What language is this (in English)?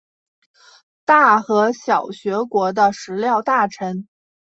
Chinese